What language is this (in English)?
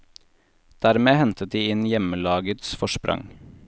Norwegian